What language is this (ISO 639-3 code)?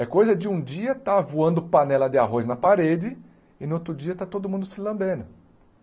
por